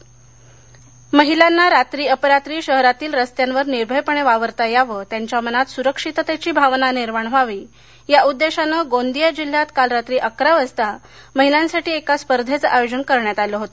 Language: Marathi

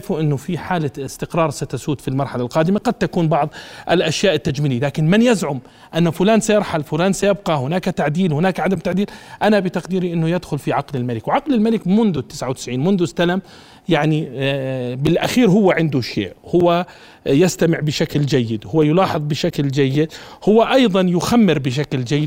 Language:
Arabic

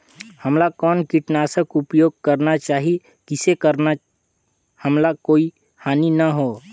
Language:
Chhattisgarhi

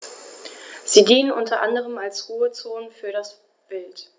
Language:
German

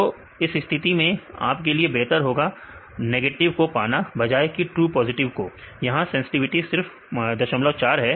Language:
Hindi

